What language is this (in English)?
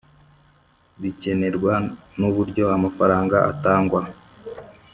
Kinyarwanda